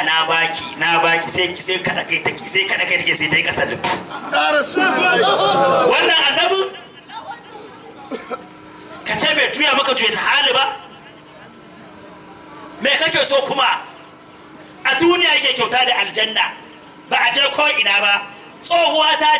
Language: Arabic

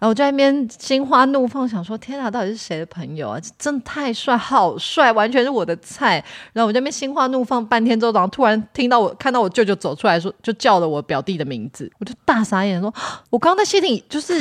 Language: Chinese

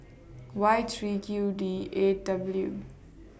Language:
English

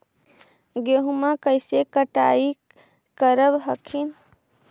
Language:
Magahi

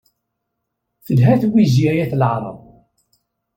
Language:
Kabyle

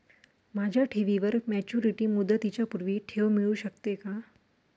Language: Marathi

